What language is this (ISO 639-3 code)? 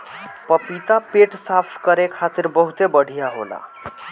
bho